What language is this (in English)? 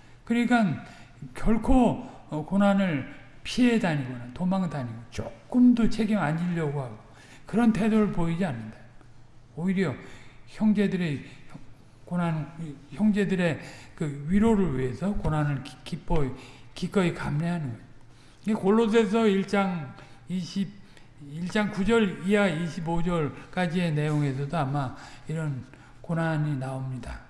Korean